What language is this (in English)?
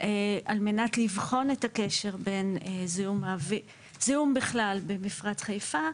Hebrew